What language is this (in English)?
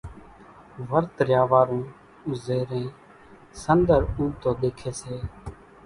Kachi Koli